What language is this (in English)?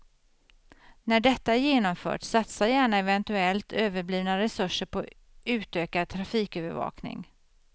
Swedish